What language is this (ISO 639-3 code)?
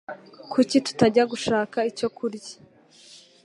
kin